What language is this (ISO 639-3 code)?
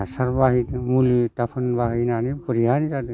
brx